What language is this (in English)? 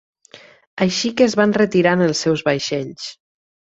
Catalan